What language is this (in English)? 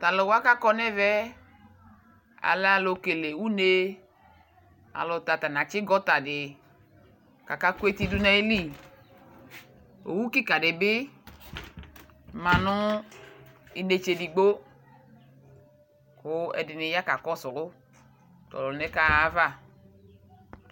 Ikposo